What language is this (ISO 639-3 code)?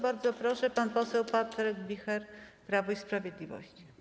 pol